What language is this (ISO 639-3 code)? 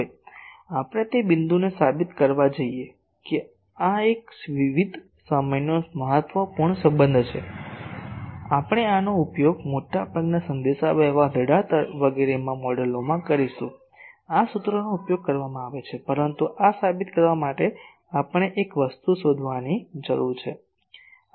guj